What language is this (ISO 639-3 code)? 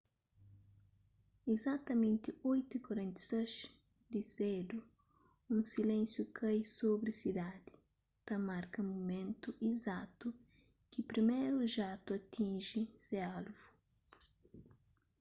kea